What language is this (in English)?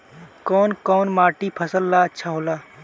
Bhojpuri